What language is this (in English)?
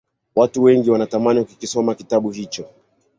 Swahili